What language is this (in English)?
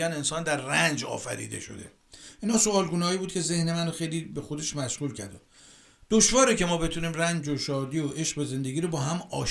Persian